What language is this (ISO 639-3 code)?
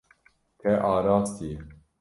kur